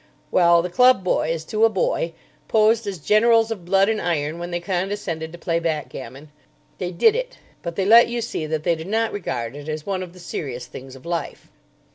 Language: English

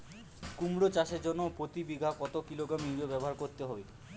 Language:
Bangla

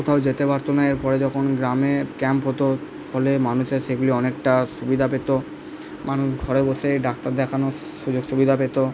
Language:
Bangla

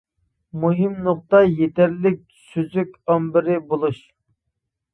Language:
Uyghur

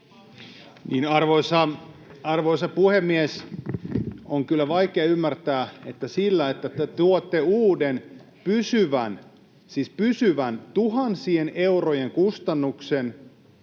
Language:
Finnish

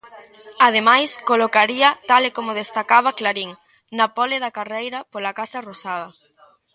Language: Galician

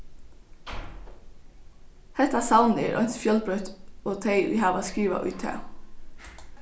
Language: Faroese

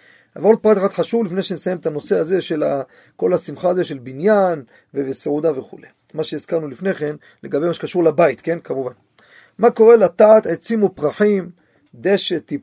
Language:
Hebrew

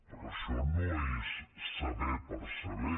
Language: Catalan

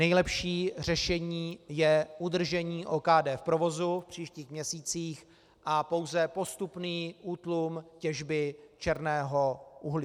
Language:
Czech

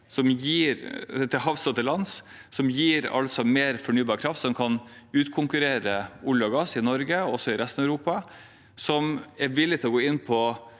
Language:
Norwegian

